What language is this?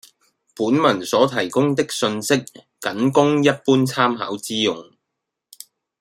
Cantonese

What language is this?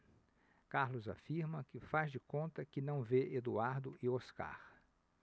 Portuguese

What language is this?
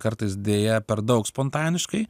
Lithuanian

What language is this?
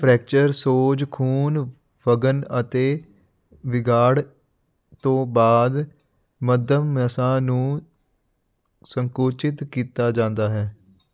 Punjabi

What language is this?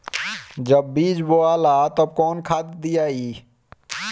Bhojpuri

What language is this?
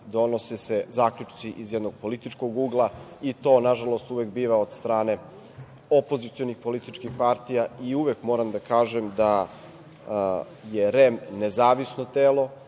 Serbian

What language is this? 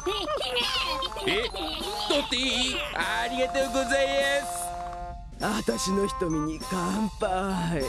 Japanese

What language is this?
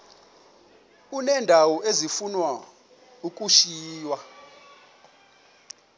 Xhosa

